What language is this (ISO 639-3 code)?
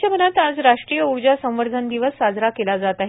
mar